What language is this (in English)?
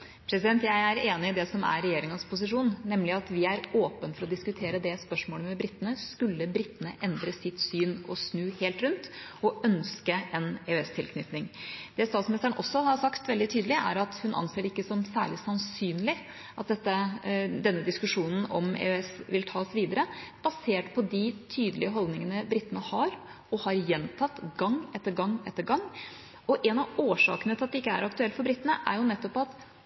Norwegian Bokmål